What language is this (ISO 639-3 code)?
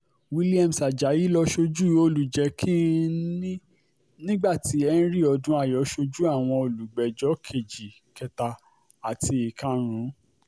yor